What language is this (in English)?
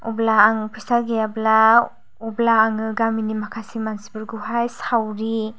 Bodo